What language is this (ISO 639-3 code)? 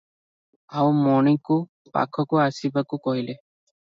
ori